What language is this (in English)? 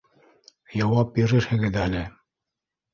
Bashkir